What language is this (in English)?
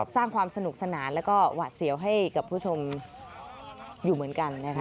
Thai